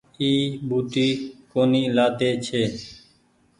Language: Goaria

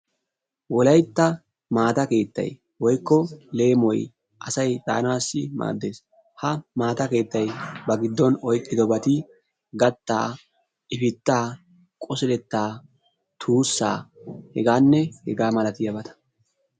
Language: Wolaytta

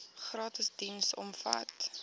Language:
Afrikaans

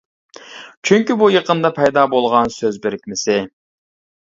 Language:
Uyghur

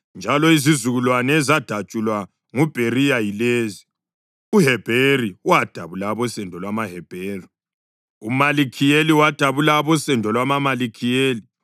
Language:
North Ndebele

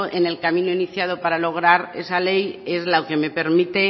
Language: Spanish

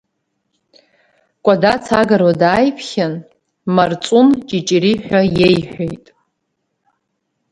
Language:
Abkhazian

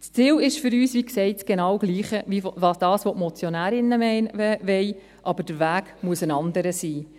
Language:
Swiss German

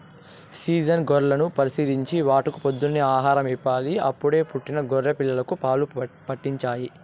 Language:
Telugu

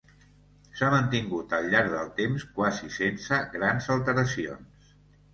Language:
Catalan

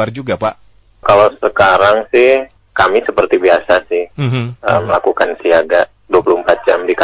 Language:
Indonesian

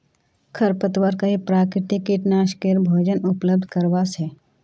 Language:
Magahi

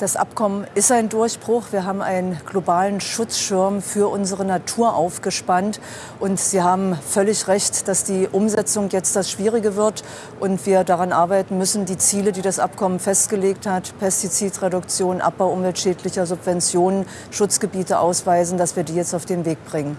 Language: German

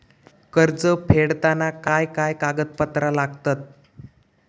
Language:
Marathi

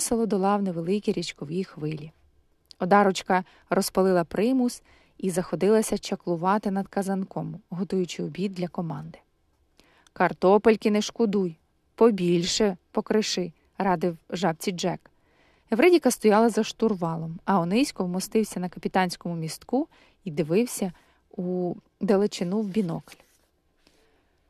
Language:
Ukrainian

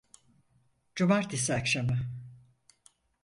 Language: Turkish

